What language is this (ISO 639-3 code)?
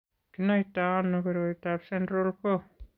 kln